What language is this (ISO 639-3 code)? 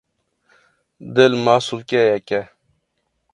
kur